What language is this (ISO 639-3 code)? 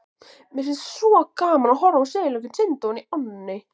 isl